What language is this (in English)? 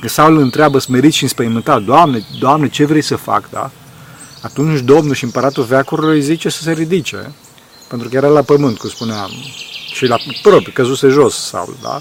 Romanian